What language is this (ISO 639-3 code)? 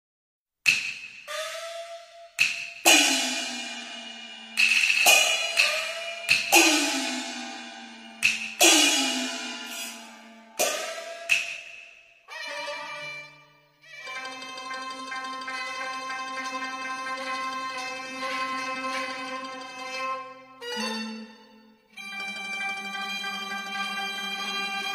zho